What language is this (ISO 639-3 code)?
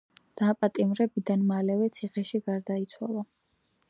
kat